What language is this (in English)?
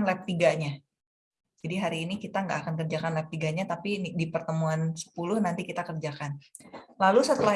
Indonesian